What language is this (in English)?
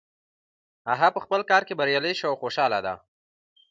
Pashto